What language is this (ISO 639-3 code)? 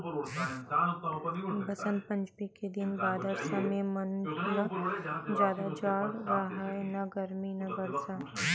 hne